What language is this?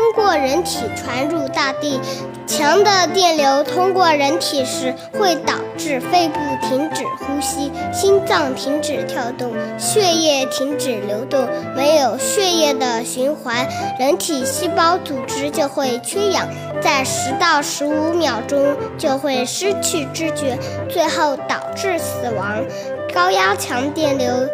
Chinese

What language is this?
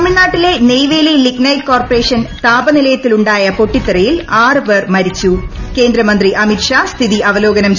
Malayalam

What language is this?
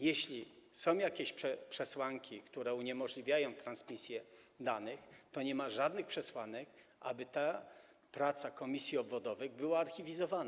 Polish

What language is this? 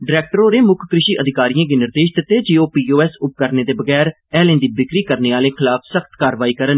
Dogri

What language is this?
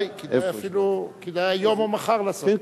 Hebrew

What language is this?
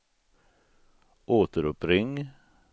Swedish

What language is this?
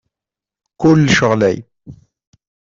Kabyle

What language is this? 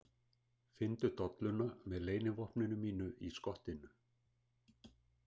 Icelandic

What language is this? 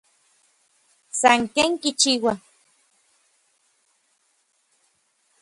Orizaba Nahuatl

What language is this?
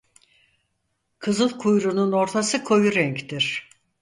Turkish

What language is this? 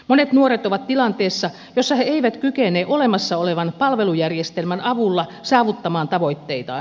Finnish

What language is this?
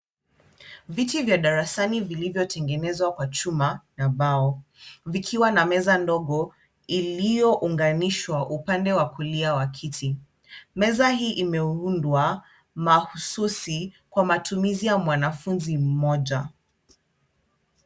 Swahili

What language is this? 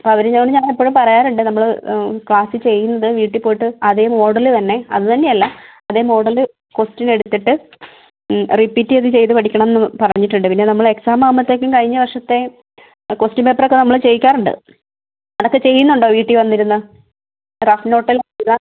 Malayalam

